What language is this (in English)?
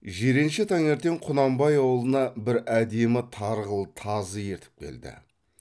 Kazakh